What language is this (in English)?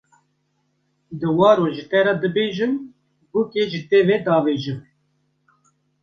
Kurdish